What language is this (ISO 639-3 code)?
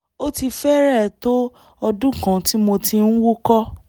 yor